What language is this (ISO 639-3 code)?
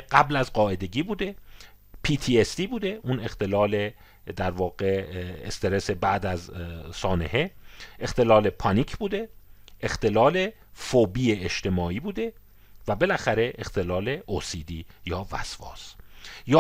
fas